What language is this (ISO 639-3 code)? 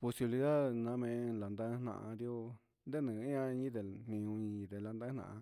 mxs